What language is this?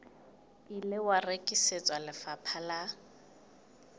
Southern Sotho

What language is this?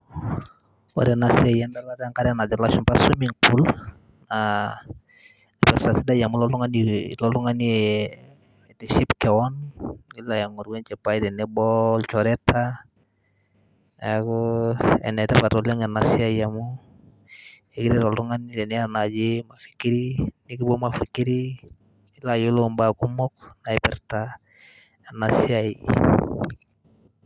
Masai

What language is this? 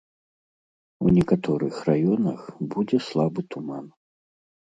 Belarusian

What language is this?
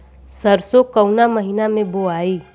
Bhojpuri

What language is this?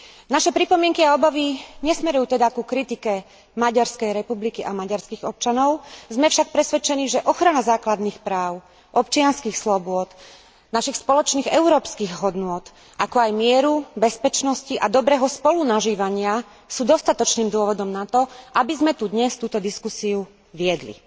Slovak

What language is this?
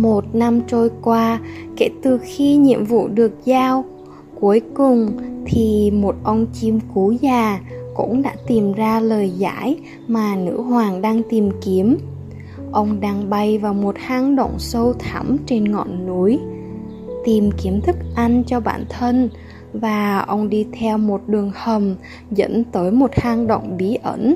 Vietnamese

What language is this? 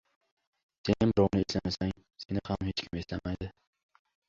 Uzbek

